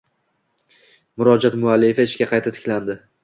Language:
Uzbek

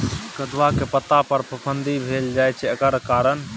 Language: Maithili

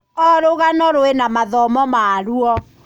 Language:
Kikuyu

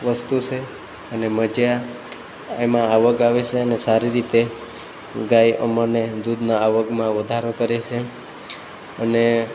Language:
Gujarati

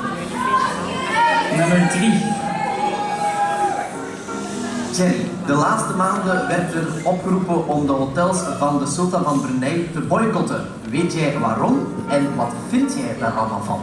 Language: Dutch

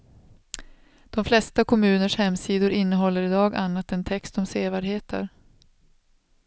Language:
Swedish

